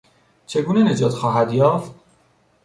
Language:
Persian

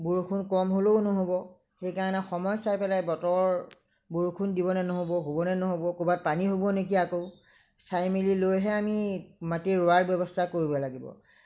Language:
Assamese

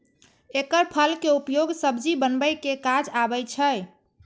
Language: Maithili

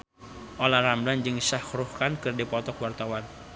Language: Sundanese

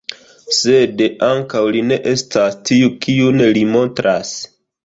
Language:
Esperanto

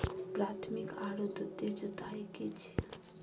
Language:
Maithili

